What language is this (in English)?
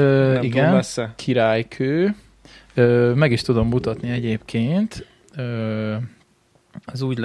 Hungarian